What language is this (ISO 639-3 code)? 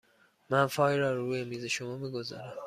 fas